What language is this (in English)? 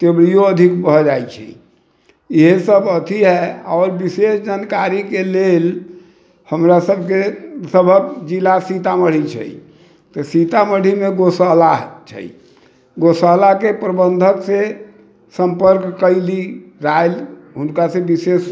Maithili